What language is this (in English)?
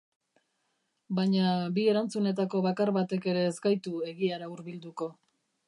Basque